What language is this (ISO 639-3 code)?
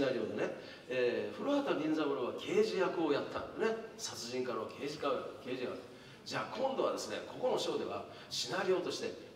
jpn